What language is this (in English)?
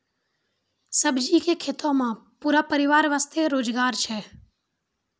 Maithili